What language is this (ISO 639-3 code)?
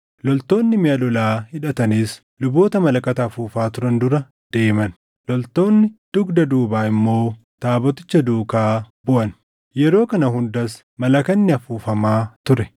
orm